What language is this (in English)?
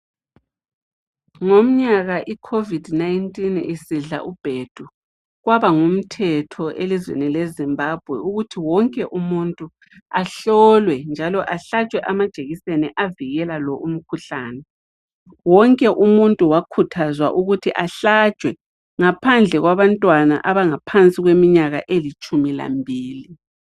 North Ndebele